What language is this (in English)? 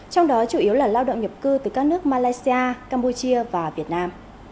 Vietnamese